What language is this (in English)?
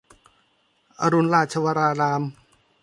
Thai